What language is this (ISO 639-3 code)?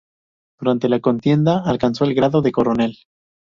spa